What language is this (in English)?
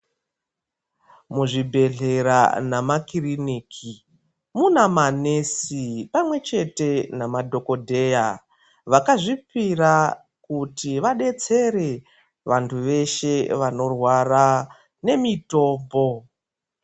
Ndau